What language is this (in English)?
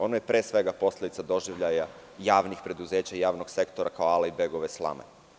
Serbian